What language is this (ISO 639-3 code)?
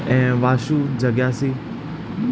snd